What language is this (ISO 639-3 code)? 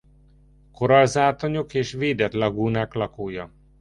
hun